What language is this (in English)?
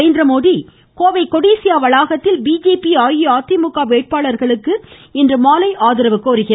Tamil